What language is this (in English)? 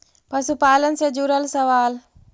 Magahi